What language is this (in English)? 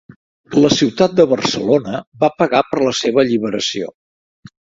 Catalan